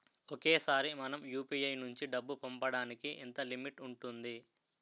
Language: Telugu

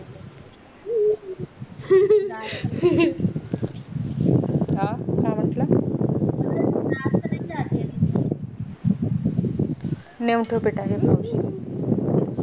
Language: Marathi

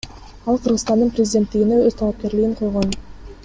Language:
Kyrgyz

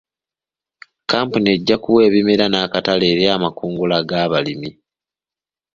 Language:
Ganda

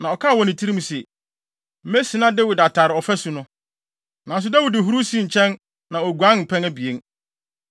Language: Akan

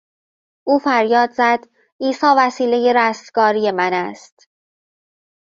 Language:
Persian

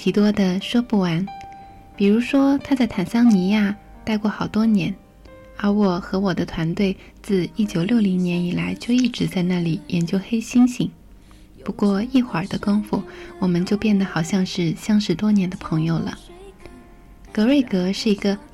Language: Chinese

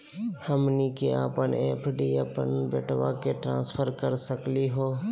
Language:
Magahi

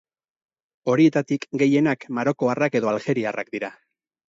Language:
Basque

